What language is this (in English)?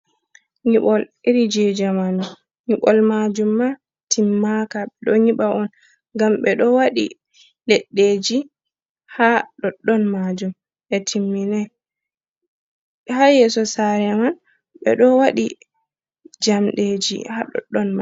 Fula